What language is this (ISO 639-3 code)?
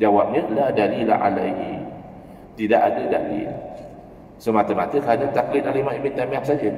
msa